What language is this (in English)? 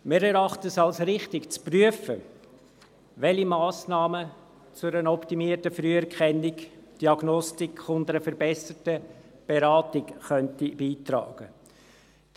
Swiss German